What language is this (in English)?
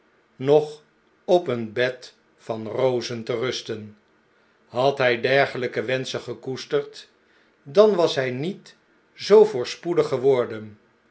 Dutch